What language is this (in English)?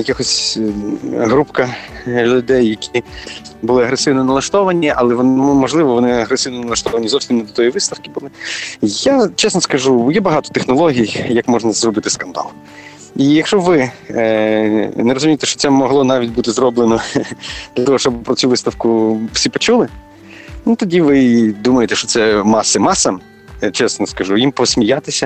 Ukrainian